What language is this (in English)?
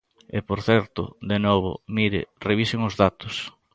Galician